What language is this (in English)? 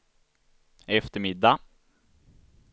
Swedish